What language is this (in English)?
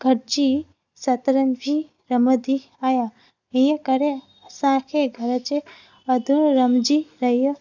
Sindhi